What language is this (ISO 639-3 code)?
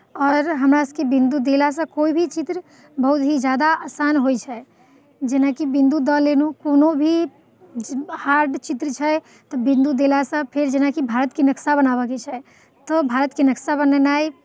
mai